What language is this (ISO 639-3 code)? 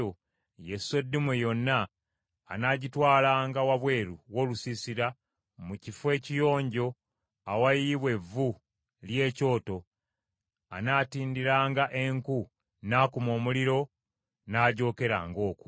lug